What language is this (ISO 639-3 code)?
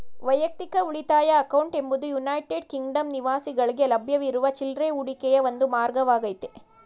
kan